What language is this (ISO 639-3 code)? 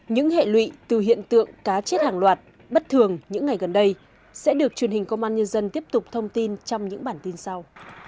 vie